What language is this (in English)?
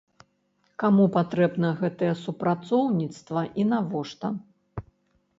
Belarusian